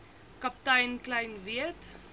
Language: Afrikaans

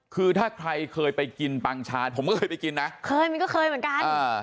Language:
Thai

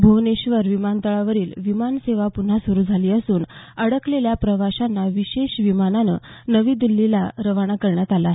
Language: Marathi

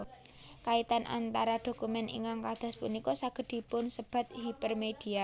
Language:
Javanese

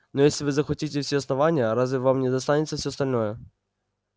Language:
Russian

